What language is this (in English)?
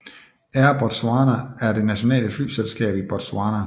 Danish